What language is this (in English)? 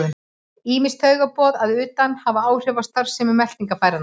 Icelandic